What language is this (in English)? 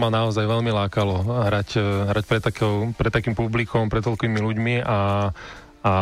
Slovak